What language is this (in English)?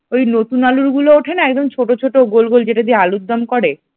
Bangla